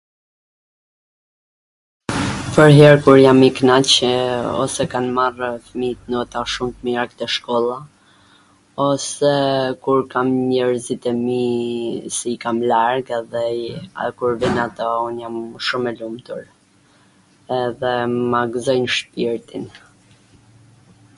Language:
Gheg Albanian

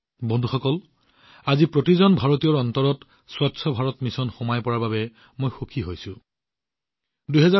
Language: Assamese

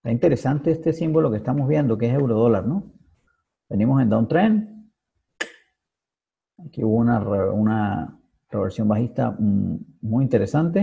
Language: Spanish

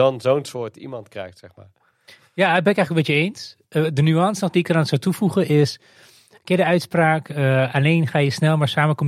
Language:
Dutch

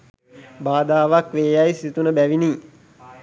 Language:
Sinhala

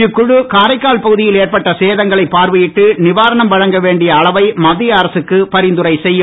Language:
Tamil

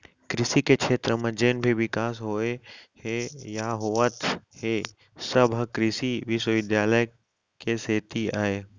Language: Chhattisgarhi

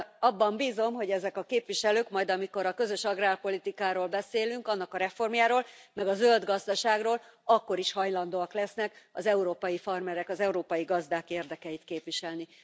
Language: Hungarian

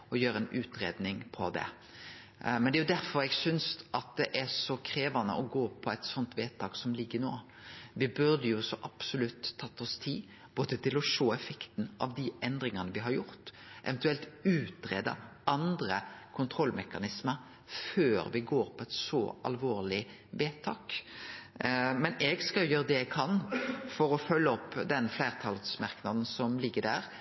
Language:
Norwegian Nynorsk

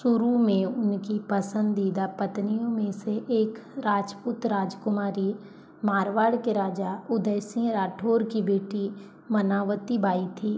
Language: Hindi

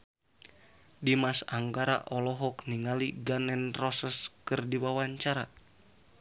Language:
Sundanese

